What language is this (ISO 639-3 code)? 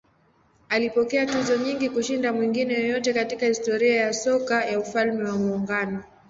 swa